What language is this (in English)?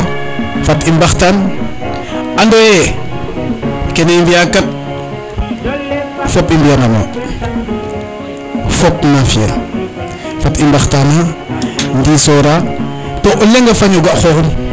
Serer